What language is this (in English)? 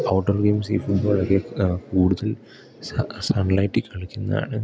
Malayalam